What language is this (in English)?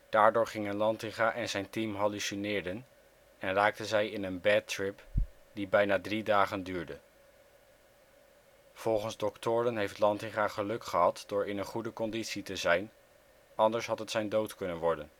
Dutch